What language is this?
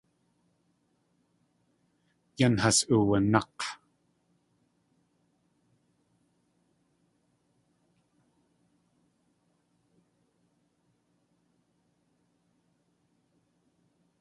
Tlingit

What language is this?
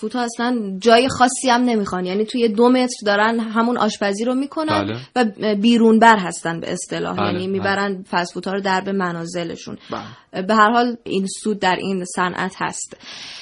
Persian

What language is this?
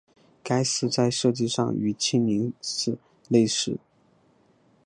Chinese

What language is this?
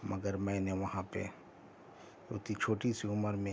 Urdu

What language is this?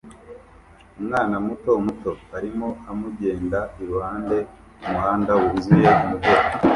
Kinyarwanda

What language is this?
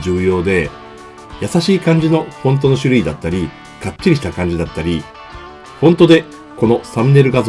Japanese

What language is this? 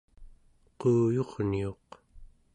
Central Yupik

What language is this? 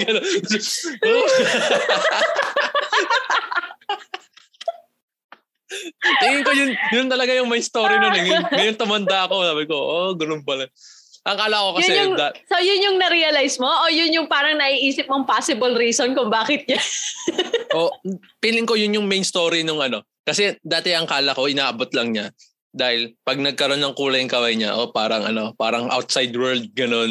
Filipino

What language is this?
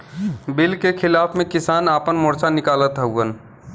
Bhojpuri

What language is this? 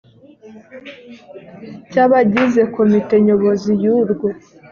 Kinyarwanda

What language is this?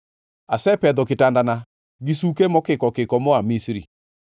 Luo (Kenya and Tanzania)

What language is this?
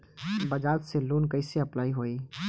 Bhojpuri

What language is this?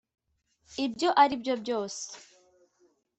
Kinyarwanda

